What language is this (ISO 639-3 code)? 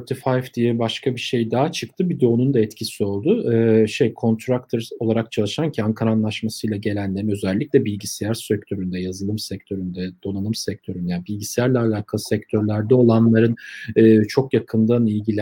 tur